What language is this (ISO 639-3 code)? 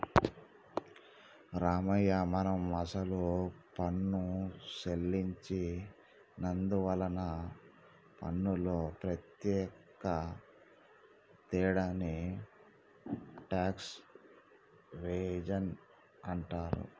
tel